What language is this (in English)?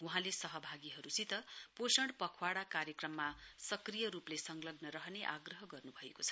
Nepali